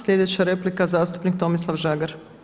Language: Croatian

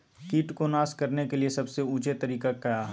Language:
Magahi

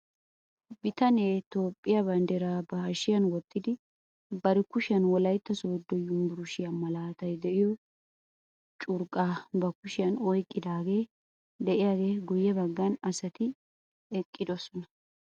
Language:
Wolaytta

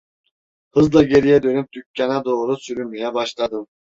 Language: Turkish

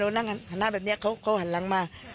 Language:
Thai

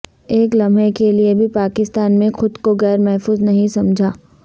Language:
Urdu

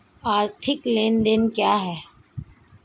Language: Hindi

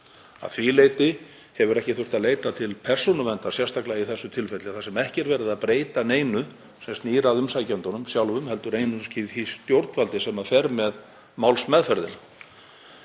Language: Icelandic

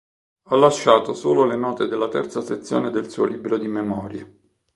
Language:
Italian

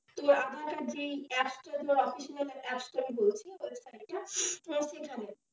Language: Bangla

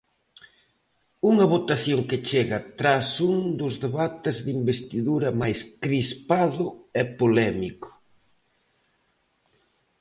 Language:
Galician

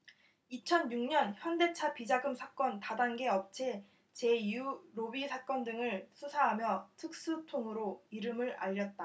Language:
Korean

